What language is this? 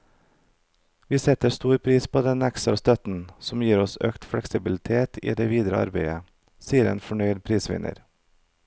Norwegian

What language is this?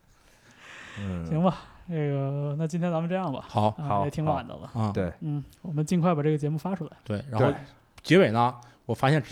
Chinese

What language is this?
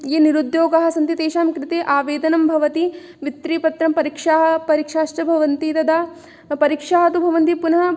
Sanskrit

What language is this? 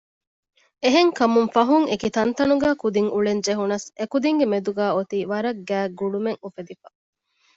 Divehi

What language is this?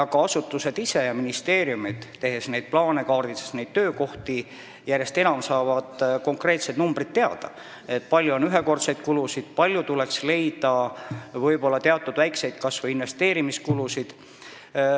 Estonian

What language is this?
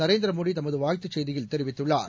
Tamil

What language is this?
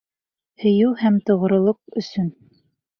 Bashkir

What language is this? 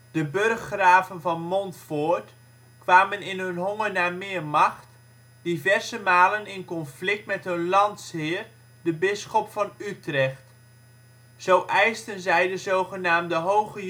Dutch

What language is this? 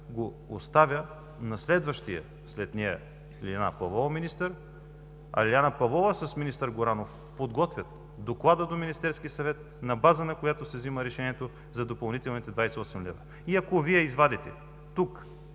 Bulgarian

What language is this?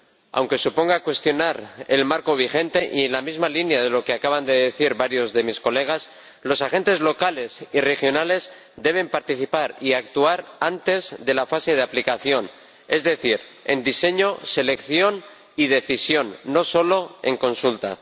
Spanish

